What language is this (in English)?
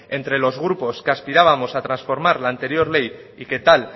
Spanish